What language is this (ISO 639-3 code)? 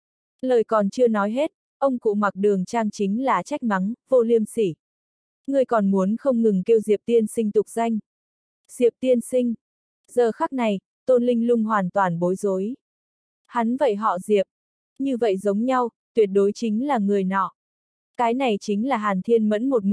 vie